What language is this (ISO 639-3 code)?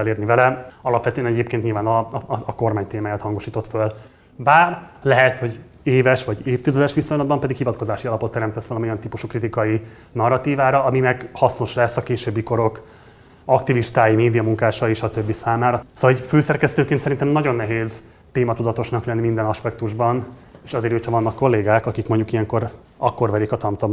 hun